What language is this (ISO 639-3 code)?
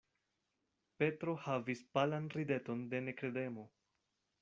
epo